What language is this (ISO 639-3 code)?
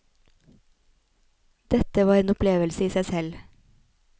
nor